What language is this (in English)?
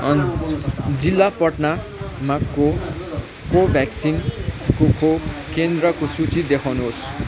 Nepali